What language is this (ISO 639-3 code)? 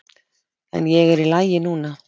isl